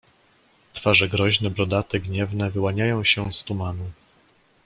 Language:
Polish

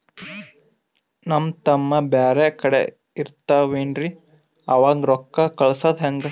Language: Kannada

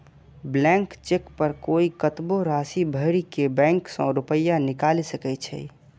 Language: Maithili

